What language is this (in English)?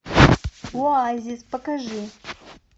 Russian